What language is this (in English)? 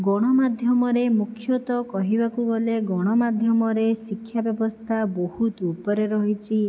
Odia